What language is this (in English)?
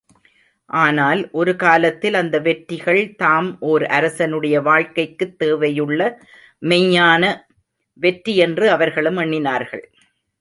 Tamil